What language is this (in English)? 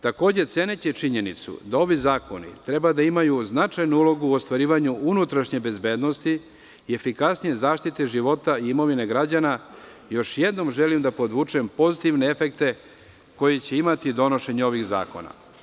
Serbian